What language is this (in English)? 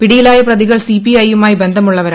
Malayalam